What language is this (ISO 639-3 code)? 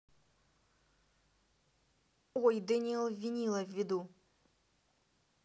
rus